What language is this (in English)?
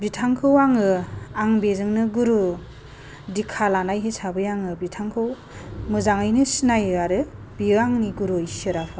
Bodo